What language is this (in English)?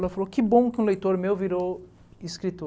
Portuguese